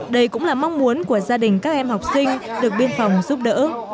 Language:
Vietnamese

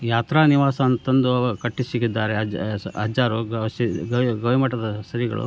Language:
Kannada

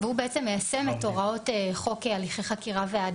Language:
Hebrew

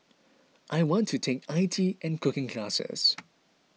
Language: English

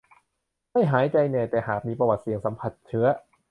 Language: Thai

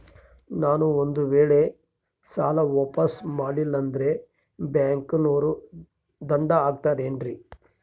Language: Kannada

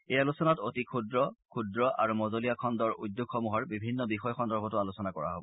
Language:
Assamese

